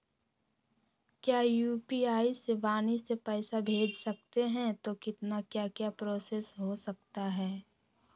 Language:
Magahi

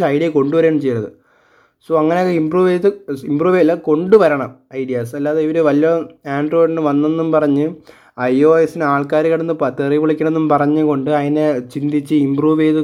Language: Malayalam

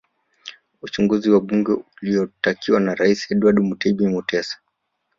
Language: Swahili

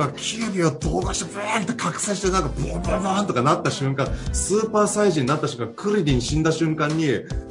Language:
Japanese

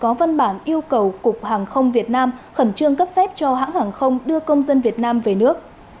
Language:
Vietnamese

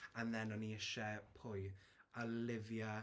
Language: Welsh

